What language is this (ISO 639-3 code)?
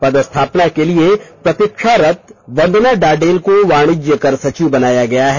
hin